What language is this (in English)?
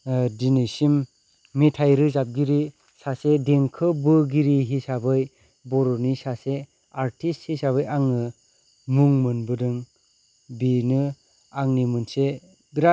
Bodo